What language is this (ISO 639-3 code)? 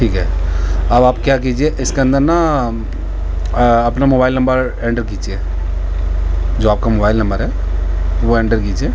urd